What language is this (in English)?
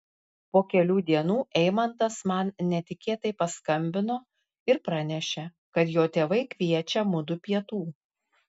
Lithuanian